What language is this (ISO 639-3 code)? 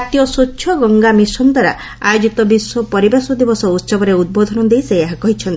ori